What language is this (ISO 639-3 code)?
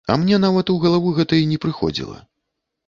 bel